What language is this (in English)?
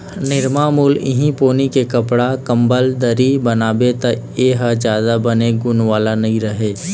Chhattisgarhi